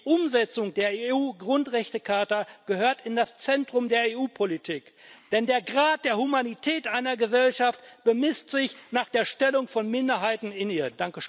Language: German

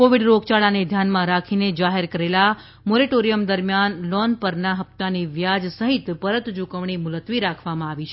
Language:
Gujarati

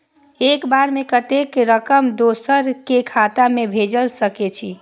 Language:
Maithili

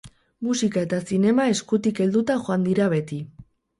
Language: Basque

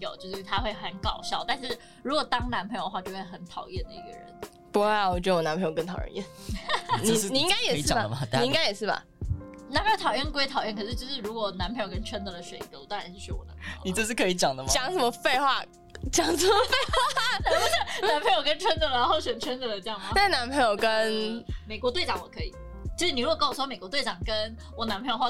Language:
Chinese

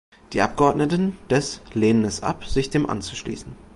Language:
German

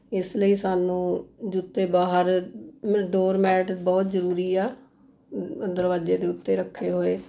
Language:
Punjabi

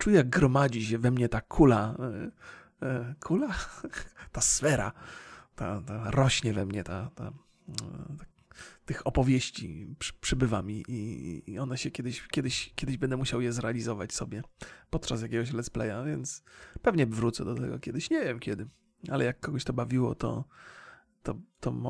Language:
Polish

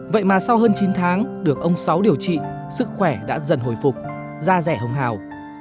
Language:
Vietnamese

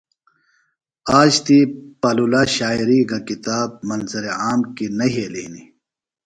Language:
Phalura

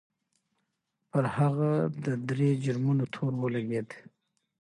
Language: Pashto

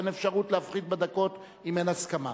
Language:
Hebrew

